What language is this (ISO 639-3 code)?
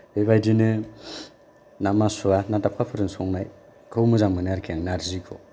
brx